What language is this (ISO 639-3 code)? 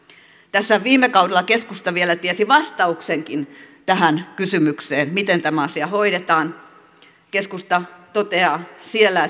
fin